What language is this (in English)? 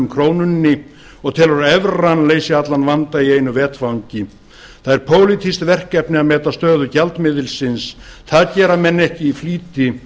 Icelandic